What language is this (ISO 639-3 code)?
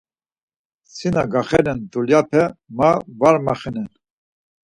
lzz